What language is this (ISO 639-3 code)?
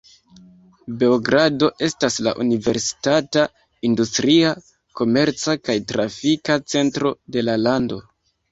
epo